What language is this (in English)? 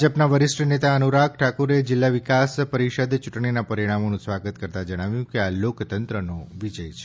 Gujarati